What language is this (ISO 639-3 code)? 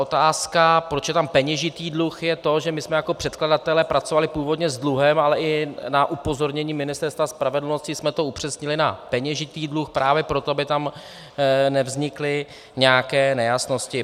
ces